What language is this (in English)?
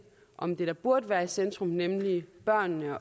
Danish